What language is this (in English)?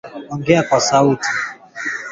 Swahili